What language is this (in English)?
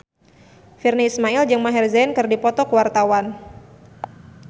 Sundanese